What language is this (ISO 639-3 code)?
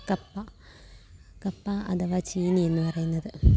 mal